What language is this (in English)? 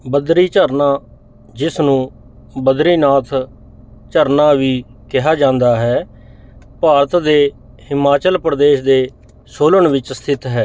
Punjabi